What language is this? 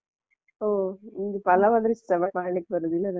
Kannada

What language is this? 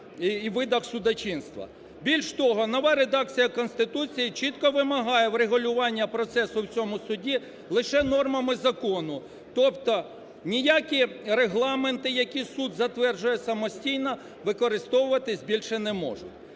Ukrainian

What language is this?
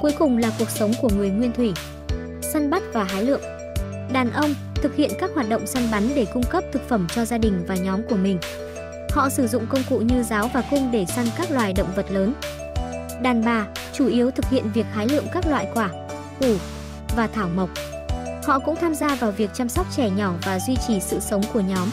Vietnamese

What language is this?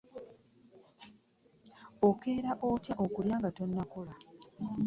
Ganda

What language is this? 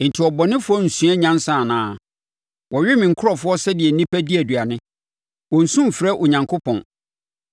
Akan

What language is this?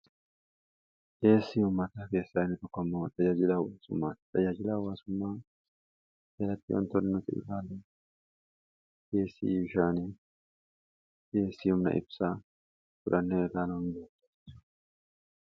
Oromo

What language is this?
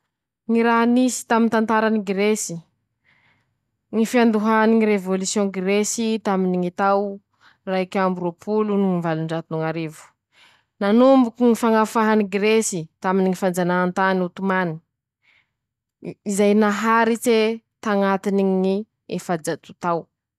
Masikoro Malagasy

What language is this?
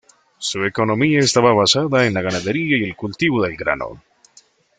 Spanish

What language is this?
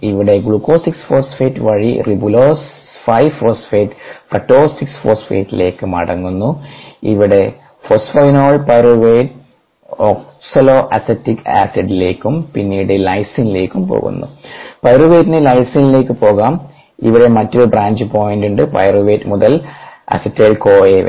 Malayalam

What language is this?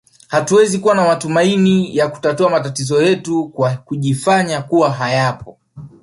Swahili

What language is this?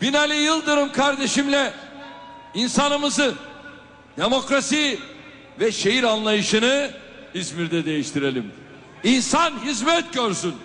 Turkish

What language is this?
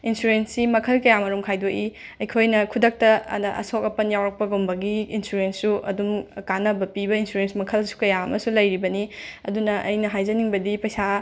Manipuri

